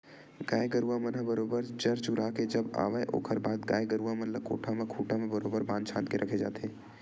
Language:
Chhattisgarhi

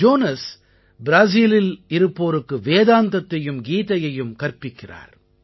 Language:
Tamil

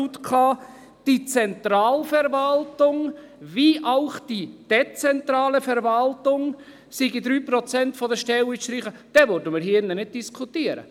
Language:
Swiss German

